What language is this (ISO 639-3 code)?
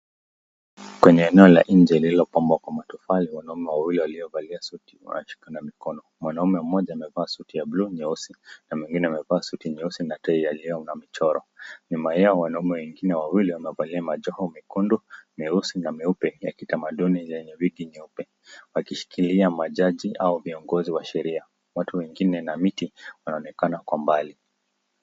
swa